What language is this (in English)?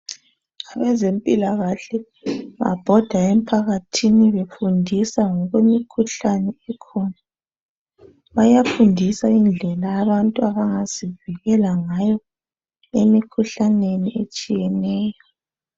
North Ndebele